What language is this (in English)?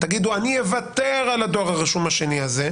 Hebrew